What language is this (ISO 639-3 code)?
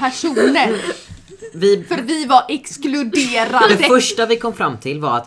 swe